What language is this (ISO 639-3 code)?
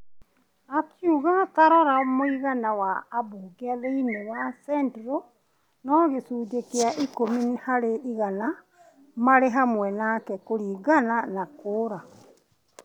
kik